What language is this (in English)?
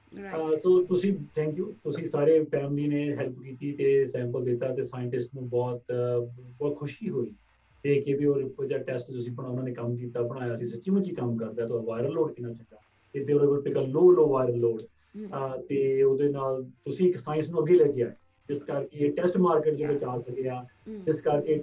Punjabi